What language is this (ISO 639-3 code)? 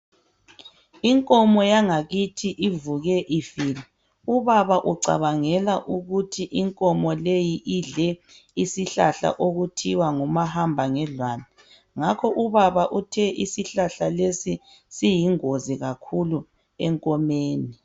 nde